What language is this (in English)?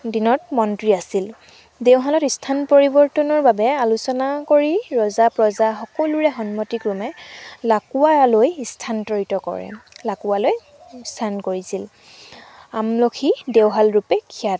Assamese